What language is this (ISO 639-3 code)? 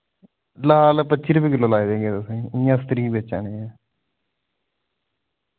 doi